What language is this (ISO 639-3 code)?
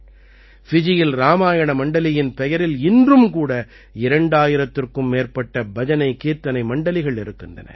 tam